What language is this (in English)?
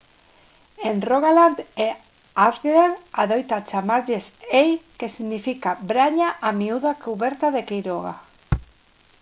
Galician